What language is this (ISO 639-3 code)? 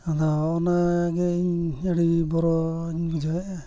sat